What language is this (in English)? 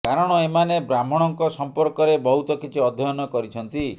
Odia